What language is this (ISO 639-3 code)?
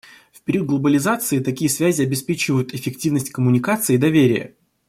rus